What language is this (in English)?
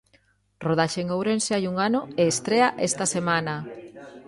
Galician